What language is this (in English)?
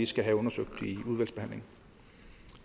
Danish